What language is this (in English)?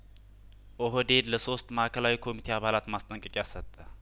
Amharic